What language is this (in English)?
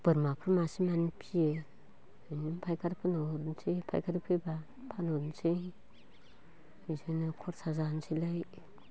Bodo